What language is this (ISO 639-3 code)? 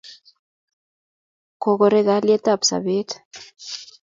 kln